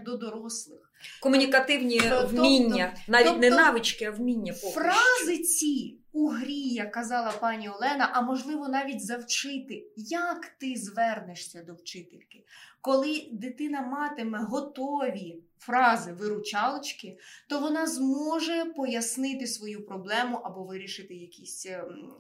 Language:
Ukrainian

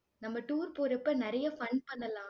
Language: Tamil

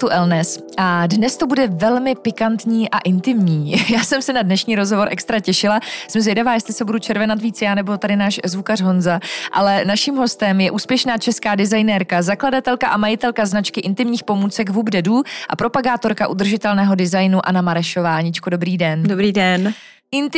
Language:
Czech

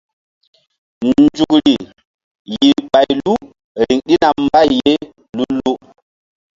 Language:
Mbum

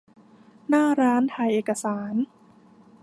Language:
Thai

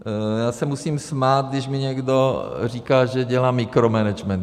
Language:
Czech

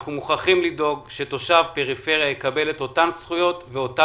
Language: Hebrew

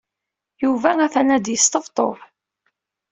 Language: Kabyle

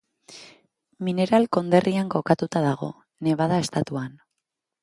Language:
Basque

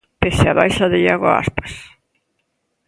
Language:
Galician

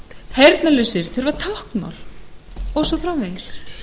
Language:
Icelandic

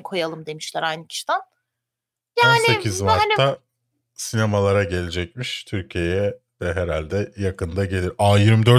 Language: Turkish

